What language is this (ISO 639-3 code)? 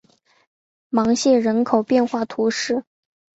zho